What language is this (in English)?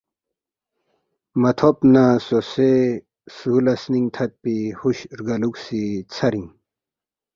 Balti